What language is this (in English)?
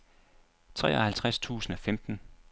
Danish